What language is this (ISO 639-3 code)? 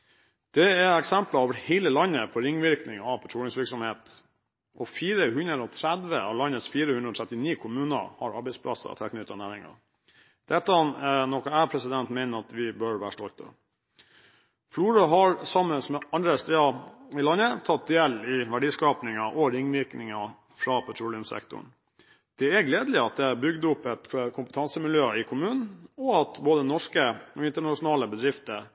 nob